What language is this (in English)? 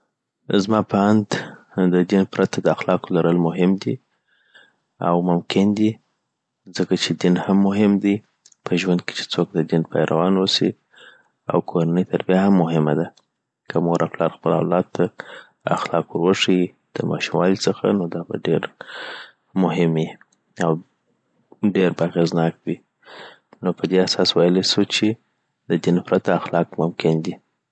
Southern Pashto